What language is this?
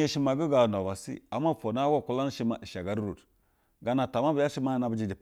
Basa (Nigeria)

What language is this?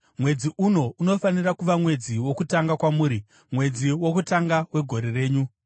Shona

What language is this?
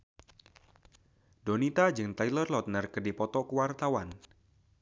Sundanese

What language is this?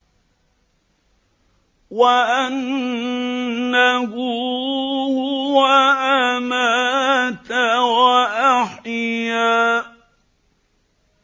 Arabic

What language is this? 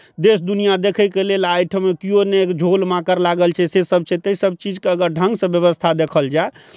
Maithili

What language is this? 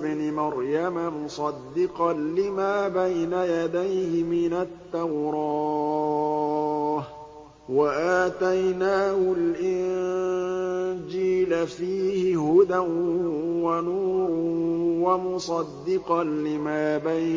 Arabic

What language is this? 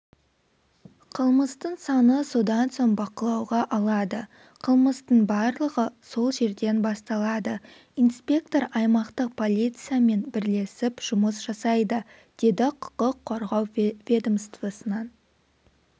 Kazakh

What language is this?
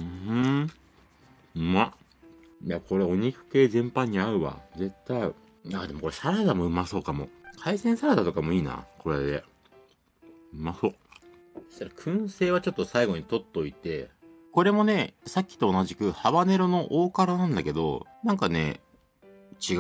Japanese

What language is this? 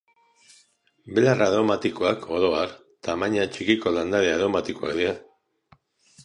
Basque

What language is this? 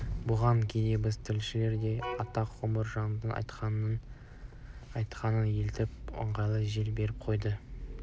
Kazakh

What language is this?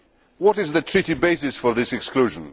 English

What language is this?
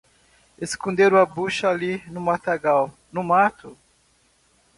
Portuguese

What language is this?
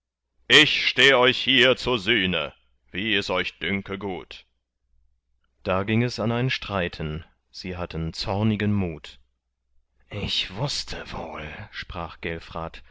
German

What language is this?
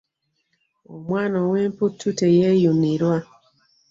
Ganda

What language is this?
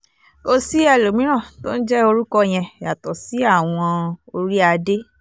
Yoruba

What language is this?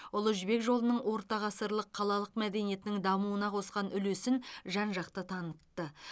Kazakh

